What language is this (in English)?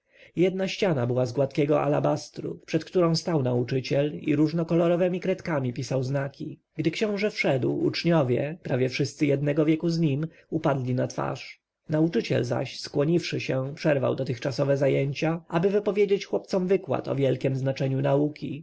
Polish